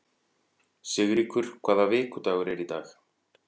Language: Icelandic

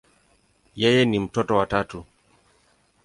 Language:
Swahili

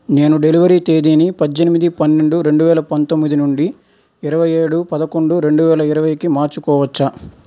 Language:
Telugu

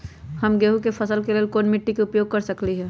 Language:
Magahi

